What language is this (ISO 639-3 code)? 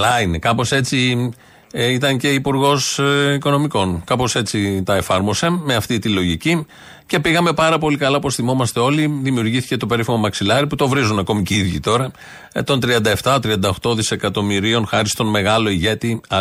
ell